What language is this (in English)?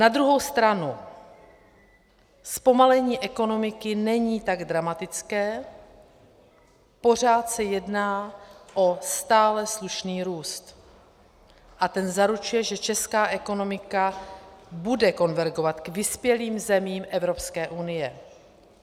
Czech